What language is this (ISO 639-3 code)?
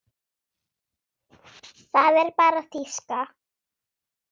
isl